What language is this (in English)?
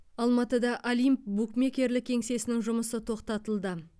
Kazakh